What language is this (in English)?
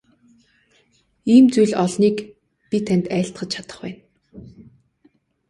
Mongolian